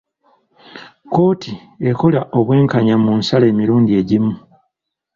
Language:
Ganda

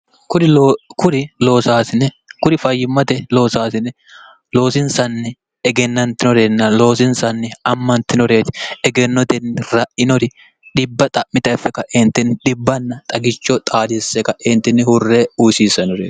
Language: Sidamo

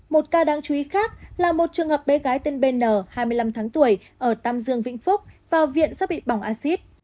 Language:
Vietnamese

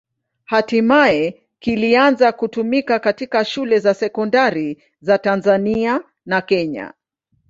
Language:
Swahili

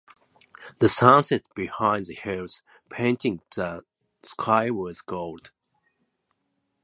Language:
Japanese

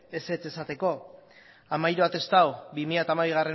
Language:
Basque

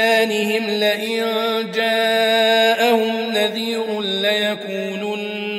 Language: Arabic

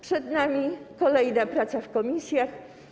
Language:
Polish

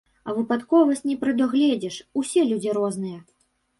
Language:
Belarusian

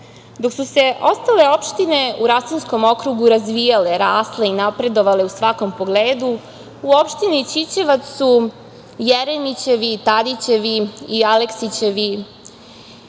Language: Serbian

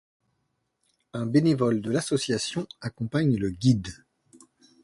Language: French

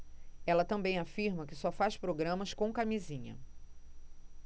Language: Portuguese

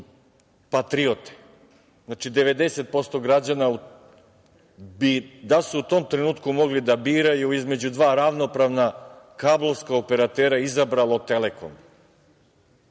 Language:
Serbian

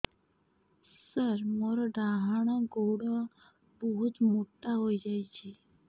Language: Odia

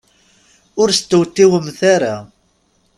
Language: Kabyle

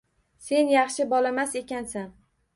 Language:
Uzbek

